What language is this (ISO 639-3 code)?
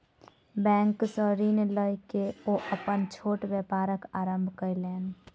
mai